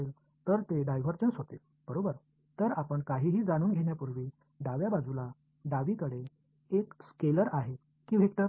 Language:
Tamil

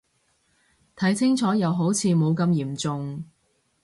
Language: Cantonese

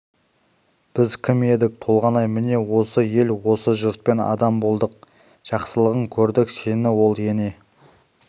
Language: Kazakh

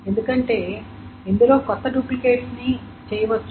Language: Telugu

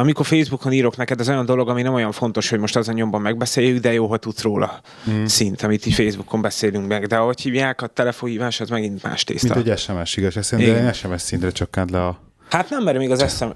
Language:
Hungarian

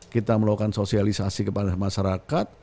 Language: Indonesian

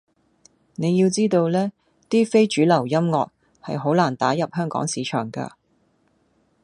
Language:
Cantonese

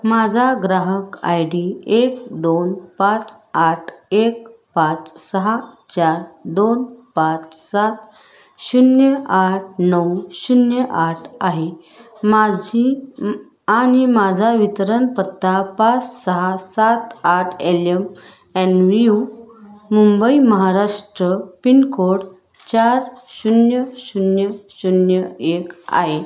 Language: Marathi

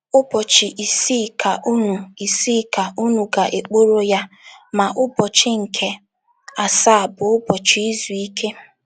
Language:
Igbo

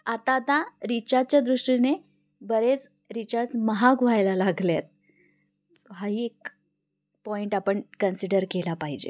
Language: Marathi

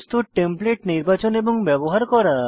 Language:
Bangla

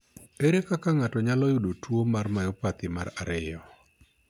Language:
Luo (Kenya and Tanzania)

